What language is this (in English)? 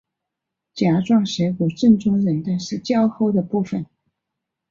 Chinese